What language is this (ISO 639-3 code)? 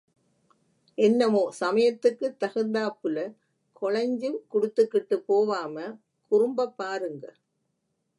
tam